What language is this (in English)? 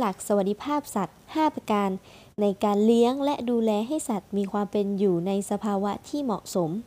Thai